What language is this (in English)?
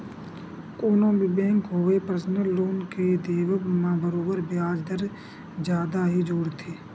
Chhattisgarhi